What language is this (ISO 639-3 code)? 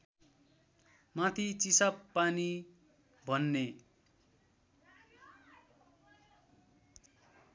nep